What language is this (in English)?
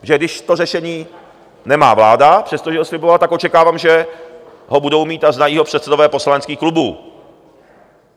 Czech